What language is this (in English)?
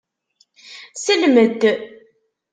Kabyle